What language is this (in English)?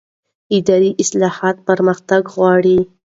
Pashto